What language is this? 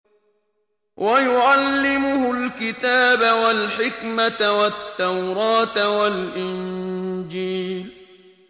Arabic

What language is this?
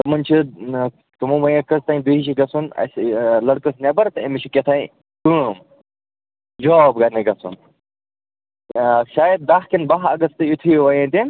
Kashmiri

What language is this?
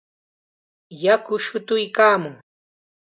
Chiquián Ancash Quechua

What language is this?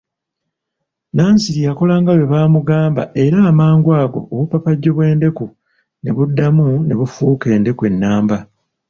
Ganda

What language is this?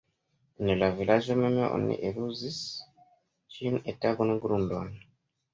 Esperanto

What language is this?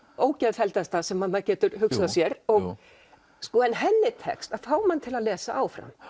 Icelandic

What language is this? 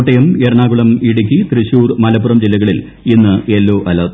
Malayalam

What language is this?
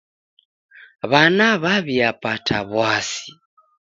Taita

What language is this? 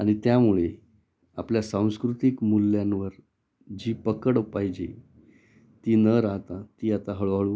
Marathi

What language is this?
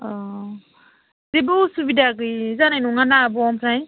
Bodo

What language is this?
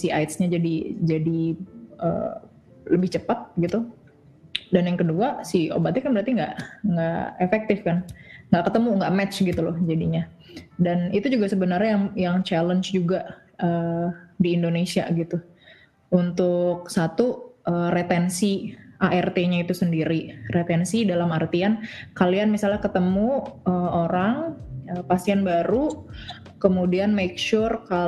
Indonesian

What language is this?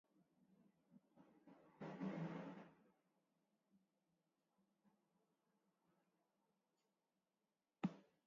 Basque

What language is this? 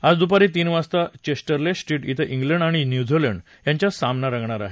Marathi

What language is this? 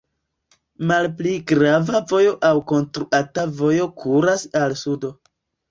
Esperanto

